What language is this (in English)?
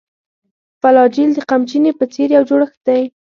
Pashto